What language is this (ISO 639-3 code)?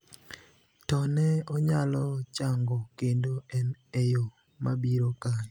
luo